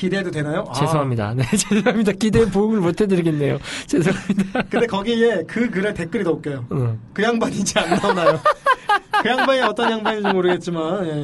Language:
Korean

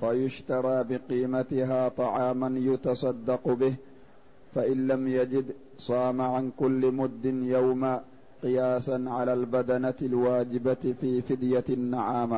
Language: Arabic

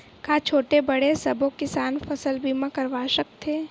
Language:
Chhattisgarhi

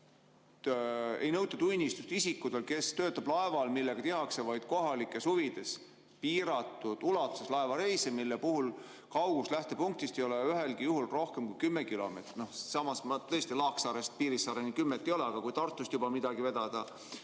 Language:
Estonian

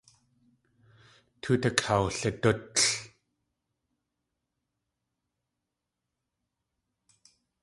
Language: Tlingit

